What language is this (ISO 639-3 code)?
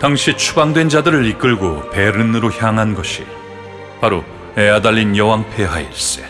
kor